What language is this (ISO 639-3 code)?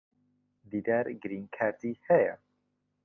ckb